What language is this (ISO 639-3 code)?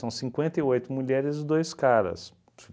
por